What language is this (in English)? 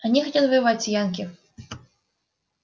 Russian